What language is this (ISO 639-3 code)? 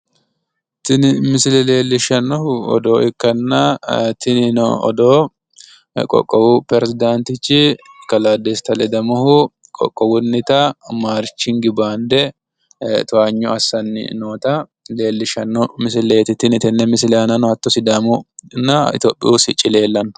sid